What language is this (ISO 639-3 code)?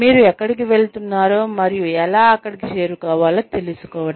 tel